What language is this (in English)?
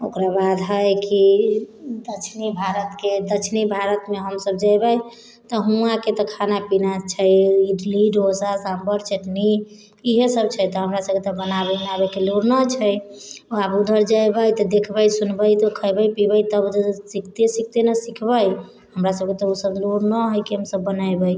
Maithili